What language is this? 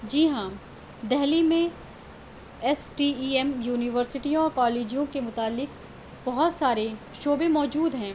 Urdu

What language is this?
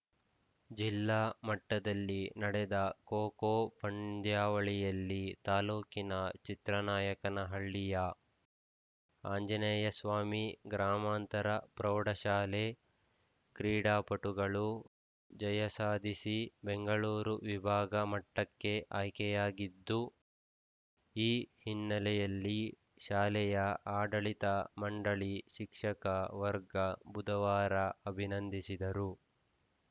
Kannada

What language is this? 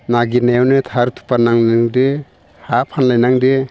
Bodo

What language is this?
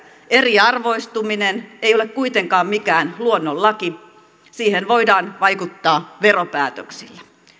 Finnish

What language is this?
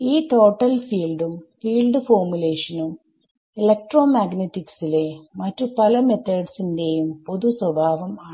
Malayalam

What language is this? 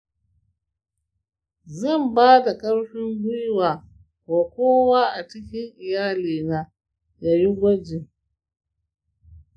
Hausa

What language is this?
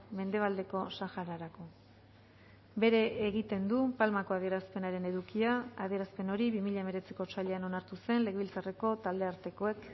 Basque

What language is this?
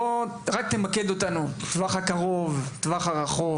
Hebrew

